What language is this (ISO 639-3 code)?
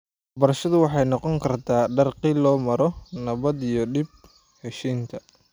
som